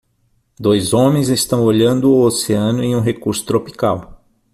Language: Portuguese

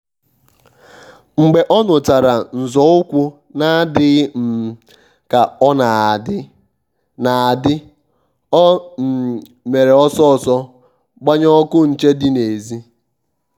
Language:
Igbo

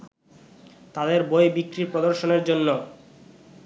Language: Bangla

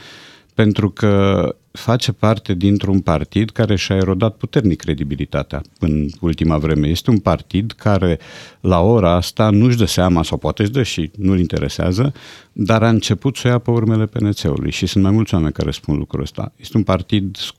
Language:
Romanian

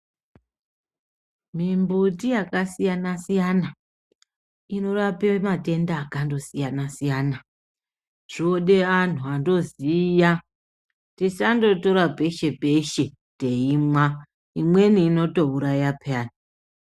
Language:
Ndau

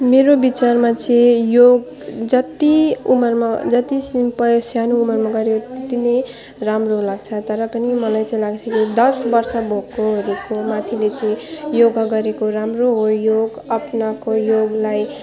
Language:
Nepali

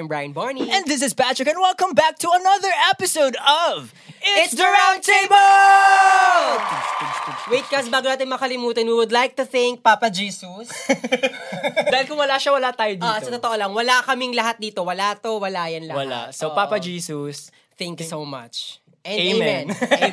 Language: Filipino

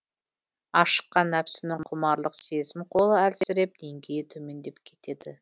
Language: Kazakh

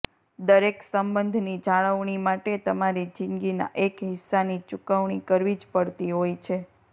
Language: Gujarati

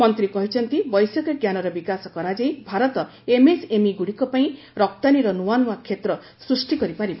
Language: Odia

